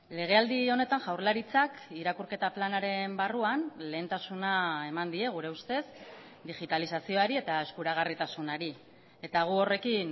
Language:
Basque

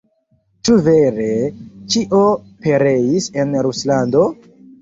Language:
Esperanto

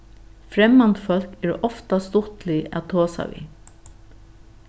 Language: Faroese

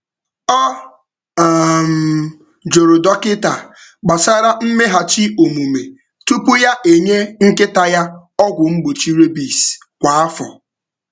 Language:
Igbo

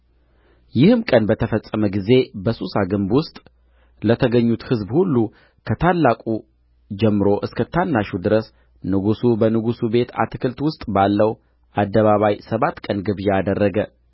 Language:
Amharic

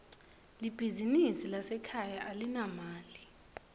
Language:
Swati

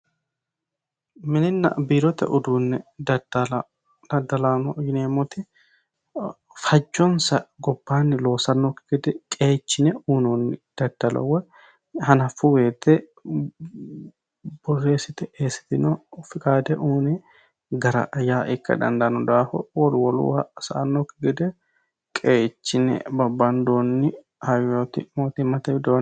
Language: Sidamo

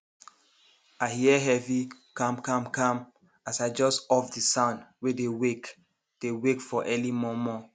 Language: Nigerian Pidgin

